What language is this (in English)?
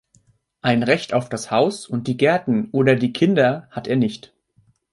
German